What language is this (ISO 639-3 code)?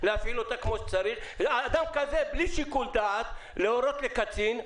heb